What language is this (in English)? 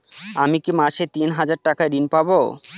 Bangla